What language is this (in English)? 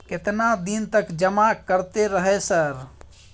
Maithili